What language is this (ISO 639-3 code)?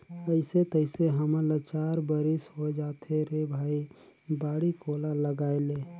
hne